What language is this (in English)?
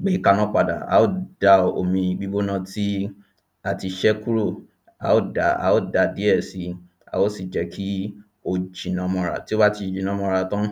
Yoruba